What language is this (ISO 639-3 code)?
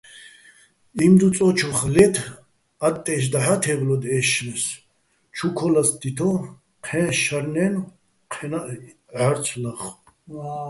bbl